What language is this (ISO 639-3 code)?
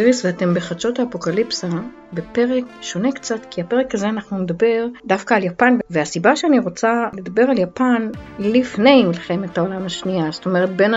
heb